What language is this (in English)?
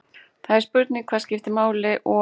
Icelandic